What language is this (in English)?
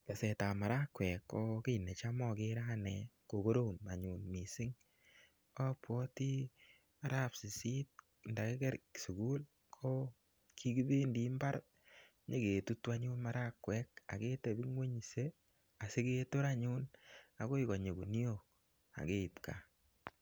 Kalenjin